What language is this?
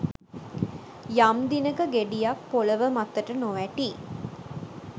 Sinhala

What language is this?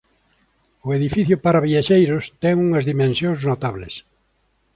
Galician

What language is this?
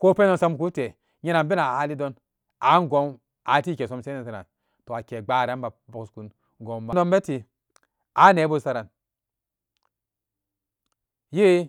Samba Daka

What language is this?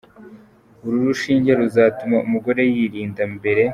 Kinyarwanda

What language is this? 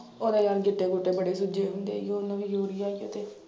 Punjabi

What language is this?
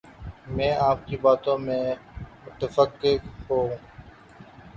Urdu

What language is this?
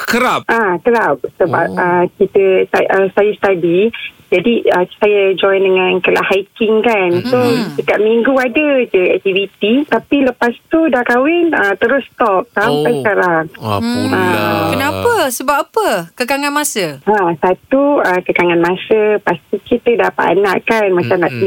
Malay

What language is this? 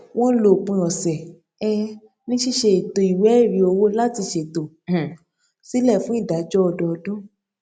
Yoruba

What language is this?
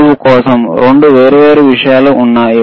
Telugu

